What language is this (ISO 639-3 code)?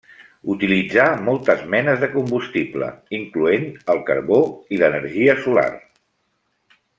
cat